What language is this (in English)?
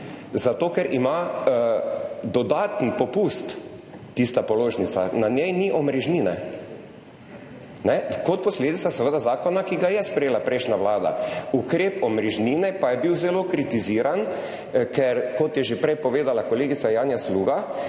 Slovenian